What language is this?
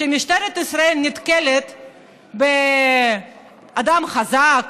Hebrew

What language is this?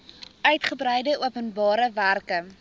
Afrikaans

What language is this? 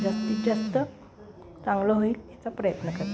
Marathi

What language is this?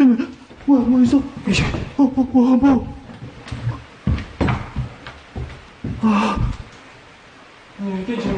Korean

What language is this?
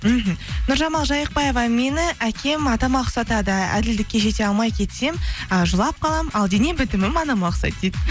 Kazakh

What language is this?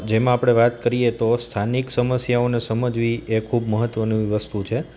Gujarati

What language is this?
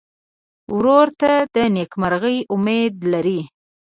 Pashto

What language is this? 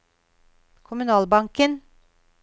Norwegian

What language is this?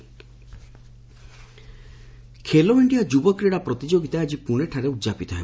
Odia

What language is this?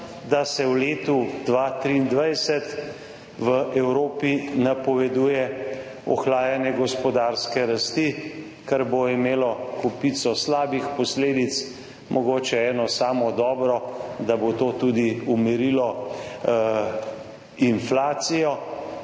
Slovenian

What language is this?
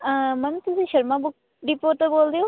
Punjabi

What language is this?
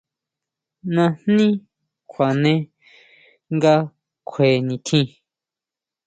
Huautla Mazatec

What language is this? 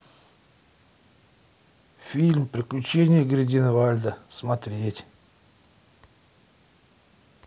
Russian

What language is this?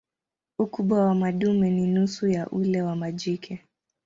Swahili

